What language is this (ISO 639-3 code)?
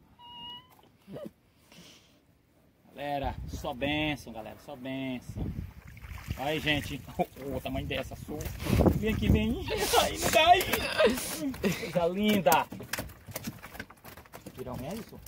por